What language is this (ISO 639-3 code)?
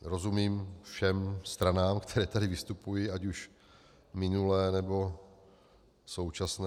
ces